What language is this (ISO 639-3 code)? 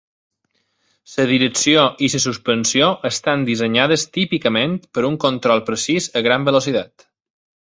cat